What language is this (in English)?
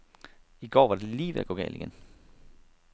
Danish